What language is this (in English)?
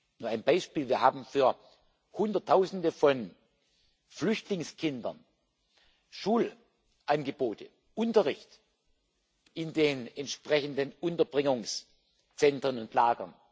German